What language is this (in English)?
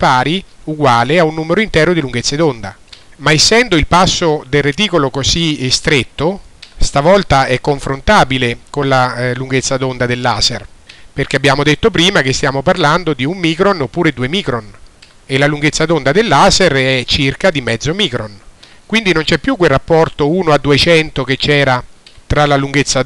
Italian